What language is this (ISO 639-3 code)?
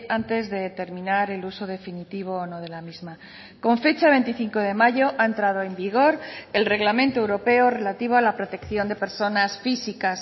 spa